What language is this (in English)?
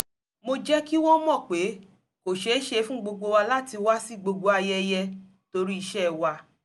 Yoruba